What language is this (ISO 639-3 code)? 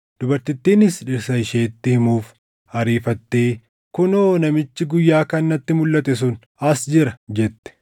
orm